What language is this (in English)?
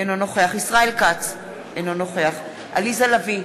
Hebrew